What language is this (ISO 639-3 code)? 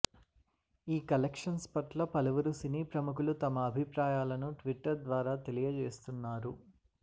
tel